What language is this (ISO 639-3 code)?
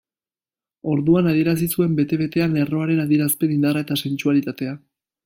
eus